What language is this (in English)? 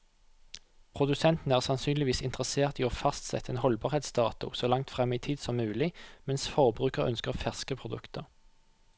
Norwegian